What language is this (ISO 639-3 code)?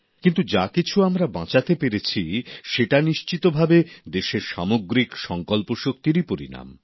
ben